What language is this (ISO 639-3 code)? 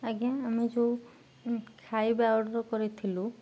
ori